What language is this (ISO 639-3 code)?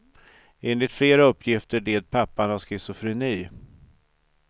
swe